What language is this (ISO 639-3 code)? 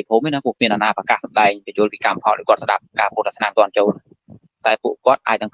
vie